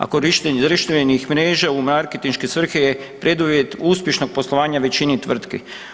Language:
Croatian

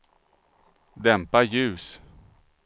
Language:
Swedish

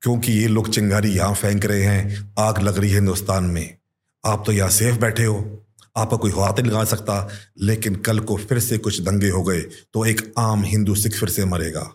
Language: Hindi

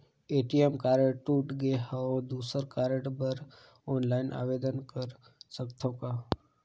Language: Chhattisgarhi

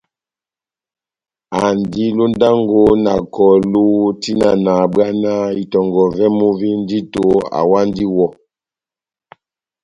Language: Batanga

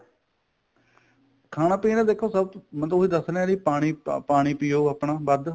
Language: Punjabi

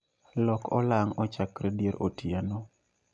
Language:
Luo (Kenya and Tanzania)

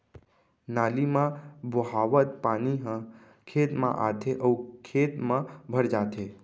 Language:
Chhattisgarhi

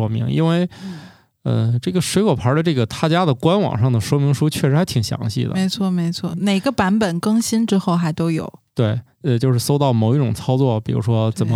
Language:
Chinese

